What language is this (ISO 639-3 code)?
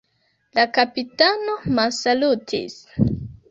epo